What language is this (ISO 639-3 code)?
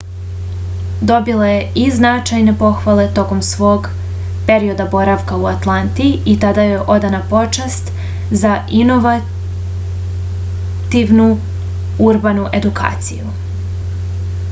srp